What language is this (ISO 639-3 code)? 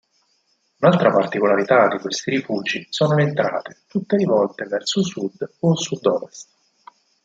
ita